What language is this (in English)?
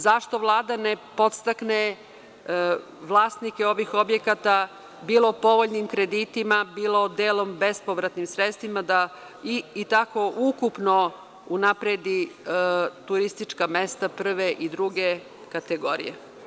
Serbian